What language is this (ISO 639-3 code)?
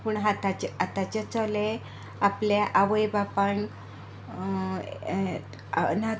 kok